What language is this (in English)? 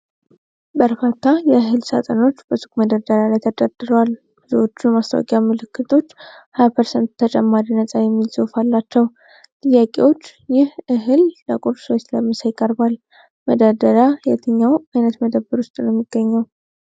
Amharic